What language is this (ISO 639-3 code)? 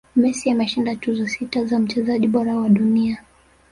swa